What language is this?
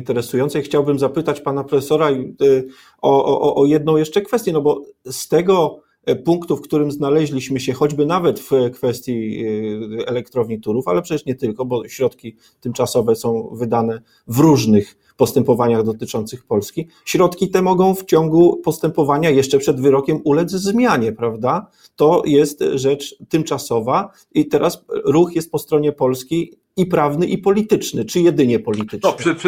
Polish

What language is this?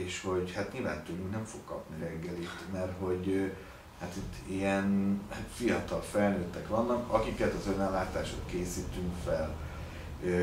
Hungarian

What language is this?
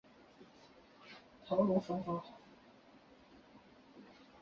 Chinese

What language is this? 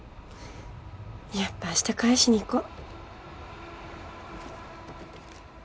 Japanese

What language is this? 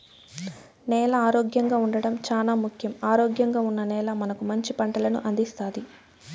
Telugu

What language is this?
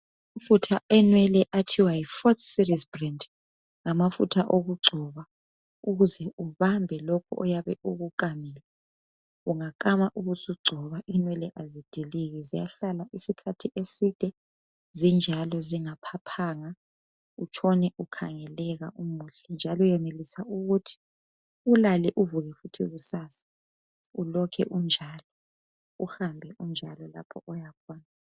North Ndebele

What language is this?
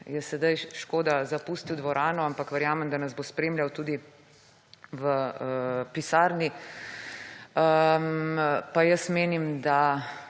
Slovenian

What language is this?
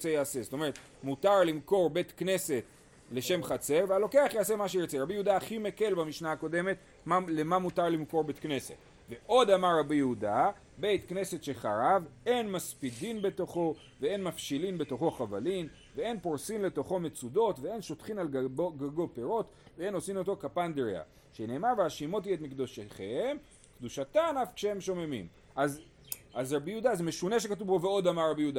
Hebrew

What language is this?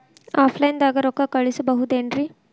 Kannada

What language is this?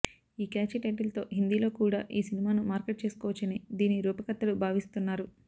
Telugu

